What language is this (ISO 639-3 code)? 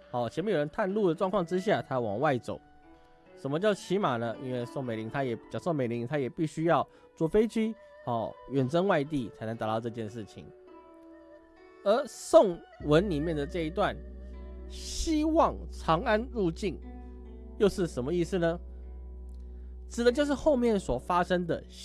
zho